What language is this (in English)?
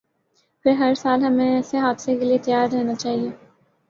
Urdu